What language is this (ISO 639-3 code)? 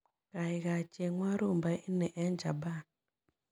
kln